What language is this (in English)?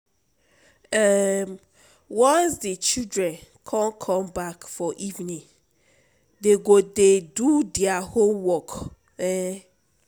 Nigerian Pidgin